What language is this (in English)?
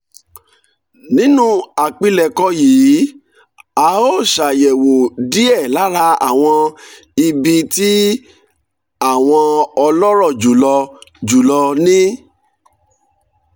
Yoruba